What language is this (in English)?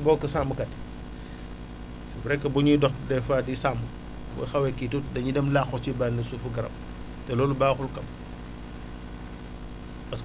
Wolof